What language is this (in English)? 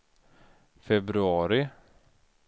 Swedish